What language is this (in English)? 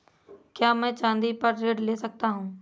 Hindi